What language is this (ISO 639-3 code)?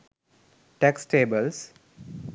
sin